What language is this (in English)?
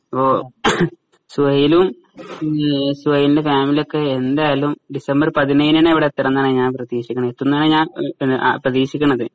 Malayalam